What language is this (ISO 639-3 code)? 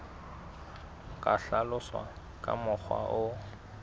sot